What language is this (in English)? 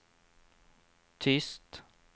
Swedish